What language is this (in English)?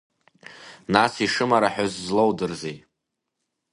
Abkhazian